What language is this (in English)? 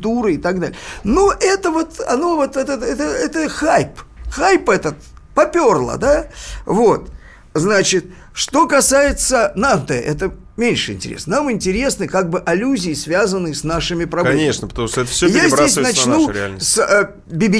Russian